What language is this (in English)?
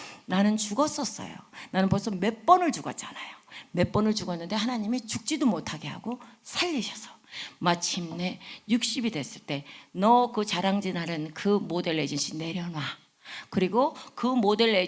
Korean